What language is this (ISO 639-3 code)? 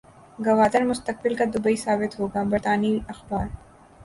urd